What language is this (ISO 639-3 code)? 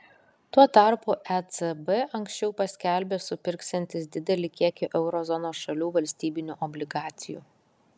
lit